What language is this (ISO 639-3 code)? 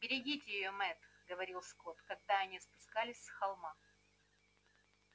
rus